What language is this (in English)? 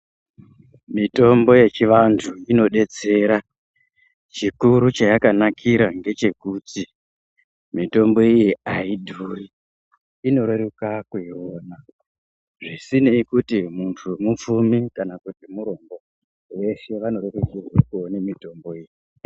Ndau